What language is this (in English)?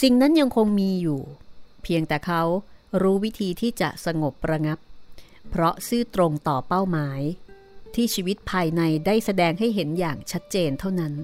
Thai